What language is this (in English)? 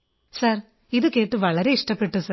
Malayalam